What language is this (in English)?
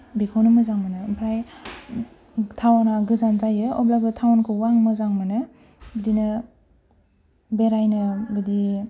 Bodo